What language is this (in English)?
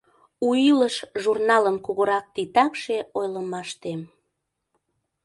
Mari